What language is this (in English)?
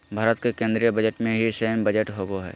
Magahi